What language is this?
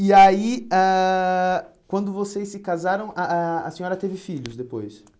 Portuguese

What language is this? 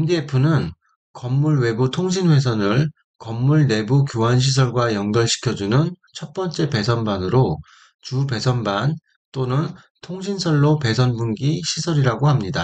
Korean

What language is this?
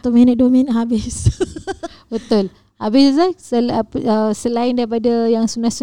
Malay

